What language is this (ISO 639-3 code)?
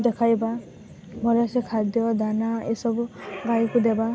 ori